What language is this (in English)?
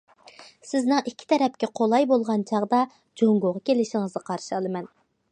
Uyghur